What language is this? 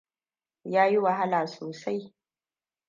Hausa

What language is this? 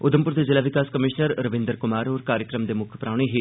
Dogri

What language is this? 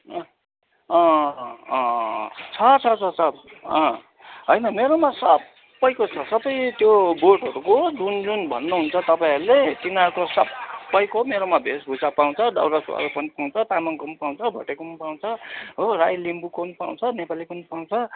Nepali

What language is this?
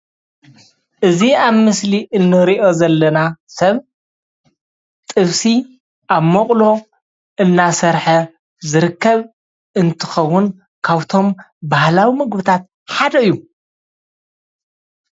Tigrinya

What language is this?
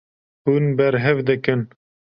Kurdish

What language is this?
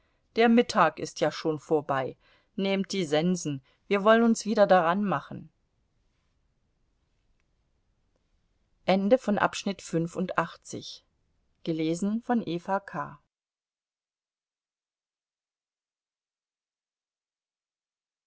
German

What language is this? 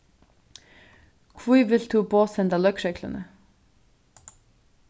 Faroese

